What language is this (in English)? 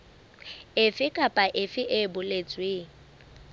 Southern Sotho